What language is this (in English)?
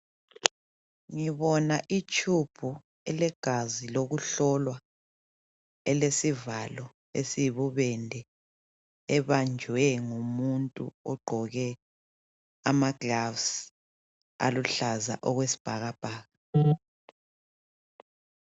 North Ndebele